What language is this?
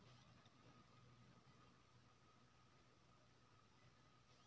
Maithili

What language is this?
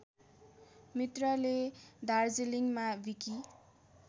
Nepali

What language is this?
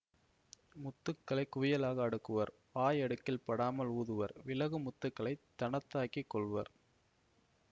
Tamil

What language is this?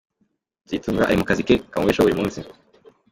Kinyarwanda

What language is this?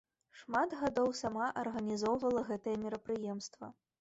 Belarusian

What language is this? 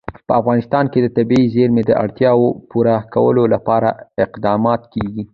Pashto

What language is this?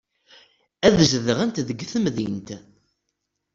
Kabyle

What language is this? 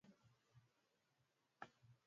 Swahili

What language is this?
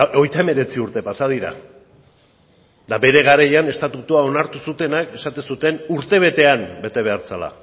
Basque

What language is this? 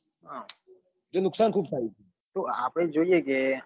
Gujarati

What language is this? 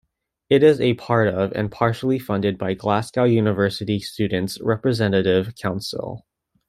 English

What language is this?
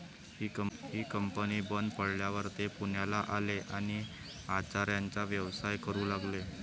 Marathi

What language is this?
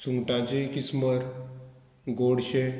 Konkani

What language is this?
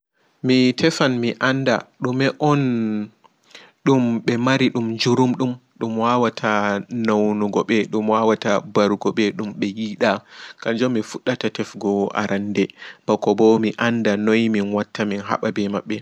Fula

